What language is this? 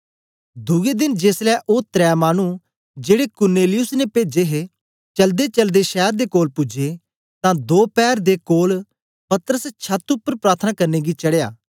Dogri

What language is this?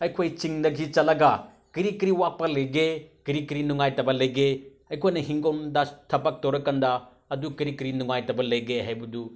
Manipuri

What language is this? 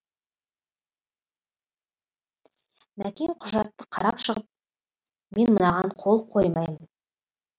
Kazakh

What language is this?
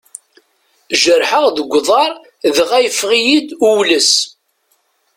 Kabyle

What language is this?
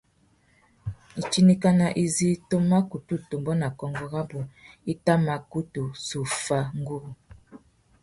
Tuki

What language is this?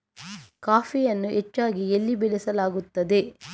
Kannada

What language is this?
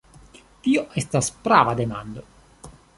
Esperanto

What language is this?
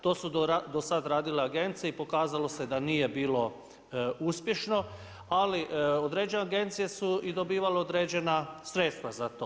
Croatian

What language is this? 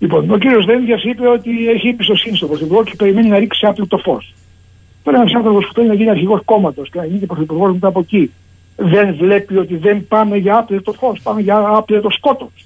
Greek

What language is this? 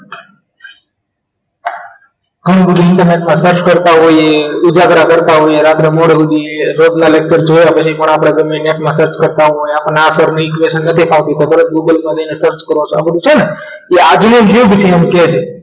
Gujarati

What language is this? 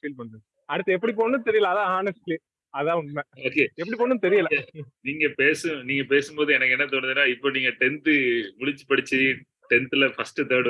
Vietnamese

